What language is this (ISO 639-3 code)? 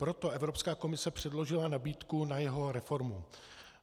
ces